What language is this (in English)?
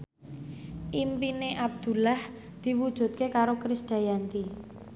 Javanese